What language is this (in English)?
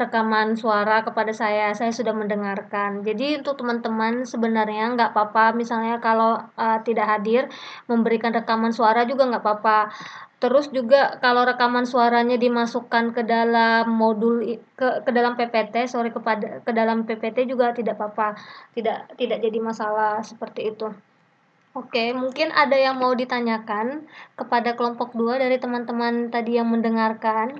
Indonesian